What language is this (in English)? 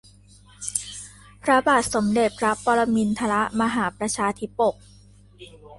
Thai